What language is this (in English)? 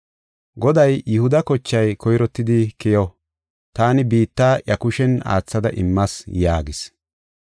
Gofa